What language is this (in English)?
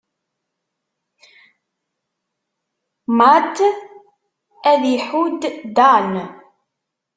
Kabyle